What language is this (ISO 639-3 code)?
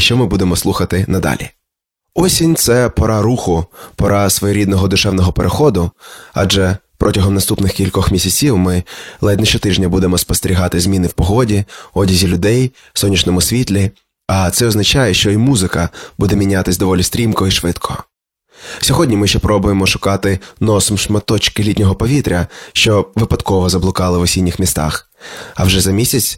ukr